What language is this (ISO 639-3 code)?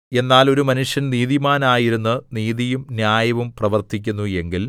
mal